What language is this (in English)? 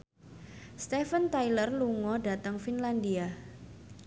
Javanese